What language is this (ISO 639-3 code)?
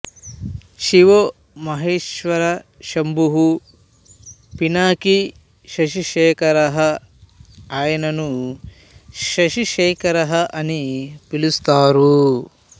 tel